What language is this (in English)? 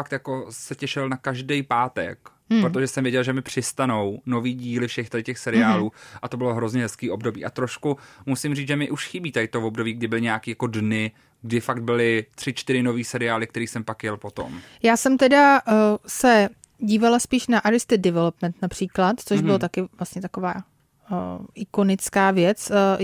Czech